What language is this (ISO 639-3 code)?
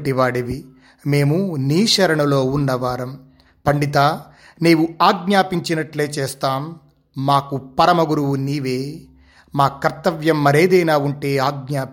tel